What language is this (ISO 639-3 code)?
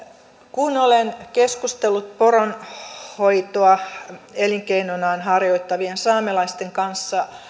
fin